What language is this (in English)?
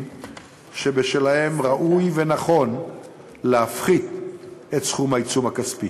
Hebrew